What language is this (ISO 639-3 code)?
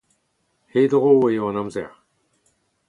bre